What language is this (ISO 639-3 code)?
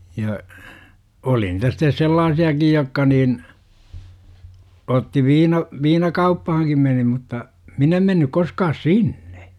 fin